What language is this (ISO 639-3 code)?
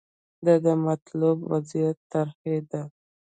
pus